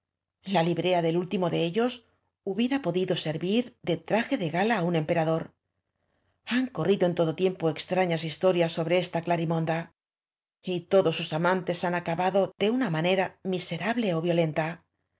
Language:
Spanish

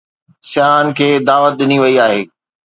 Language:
Sindhi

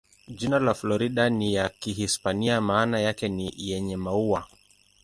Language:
Swahili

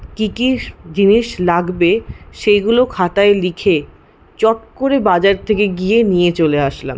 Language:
Bangla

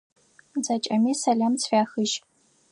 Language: Adyghe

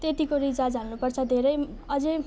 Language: Nepali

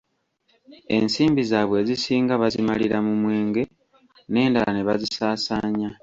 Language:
Ganda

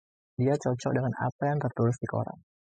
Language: Indonesian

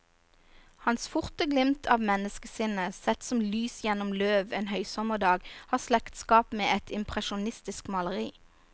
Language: Norwegian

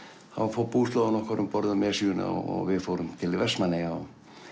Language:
Icelandic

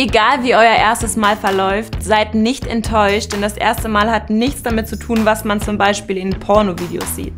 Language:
German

